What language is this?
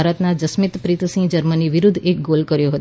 Gujarati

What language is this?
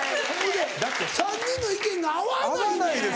Japanese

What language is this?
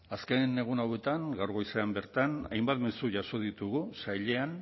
Basque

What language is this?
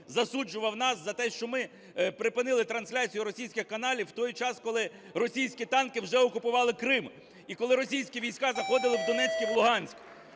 Ukrainian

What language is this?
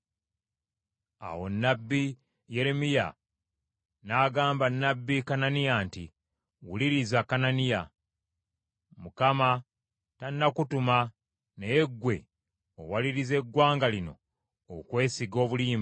Ganda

